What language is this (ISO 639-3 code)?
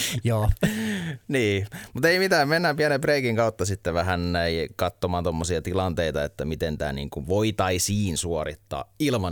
fin